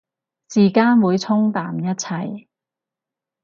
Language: Cantonese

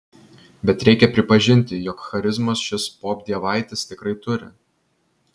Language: Lithuanian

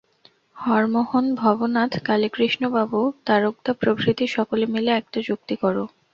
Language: Bangla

